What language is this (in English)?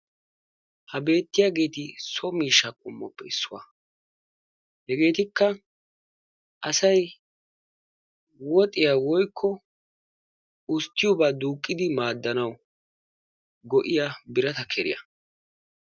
Wolaytta